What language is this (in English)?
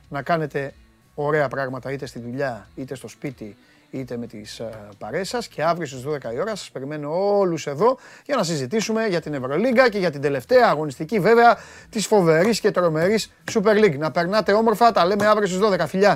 Greek